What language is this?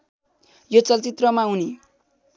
Nepali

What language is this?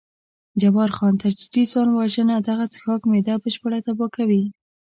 Pashto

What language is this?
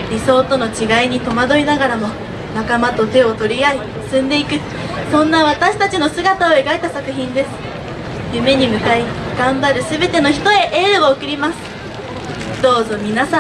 Japanese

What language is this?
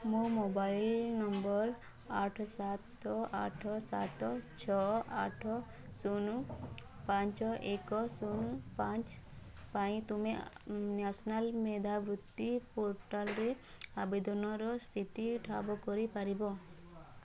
Odia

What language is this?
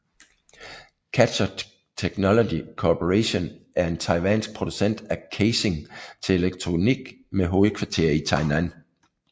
Danish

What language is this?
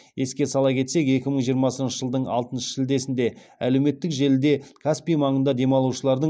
Kazakh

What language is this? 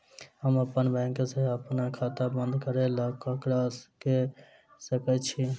Maithili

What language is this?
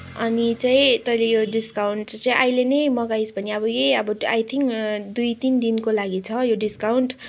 Nepali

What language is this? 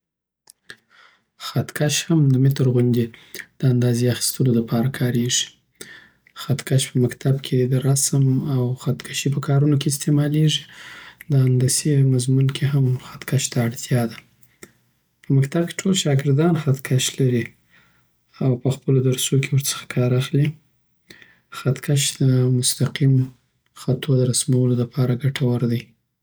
Southern Pashto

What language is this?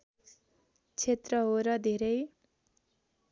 Nepali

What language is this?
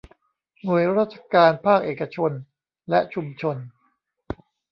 Thai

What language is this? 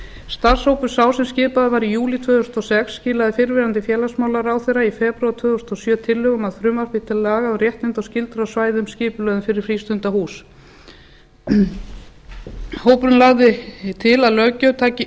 Icelandic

